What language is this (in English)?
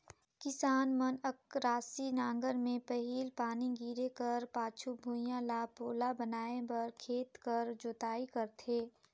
Chhattisgarhi